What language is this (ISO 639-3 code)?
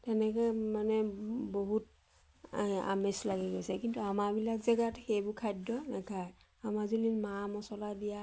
asm